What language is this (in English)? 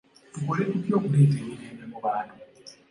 Ganda